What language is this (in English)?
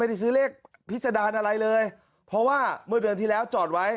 Thai